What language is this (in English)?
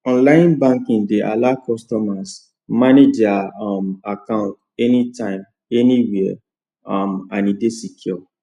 Nigerian Pidgin